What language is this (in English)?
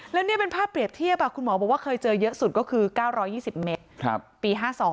Thai